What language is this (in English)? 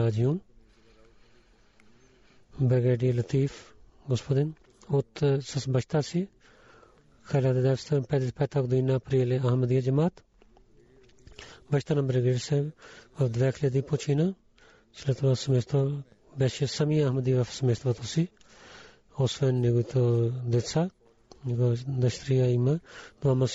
Bulgarian